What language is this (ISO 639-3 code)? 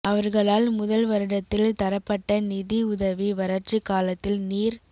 tam